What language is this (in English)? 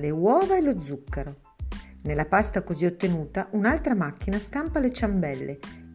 Italian